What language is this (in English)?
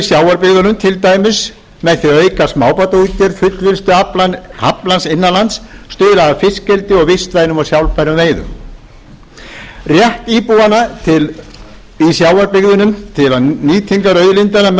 Icelandic